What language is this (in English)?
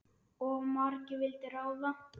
Icelandic